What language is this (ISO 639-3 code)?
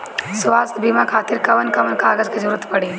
bho